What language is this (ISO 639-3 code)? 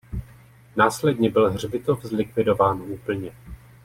ces